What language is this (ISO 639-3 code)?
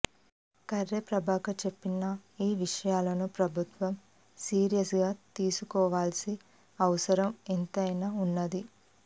tel